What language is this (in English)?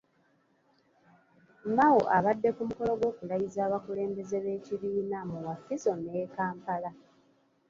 Ganda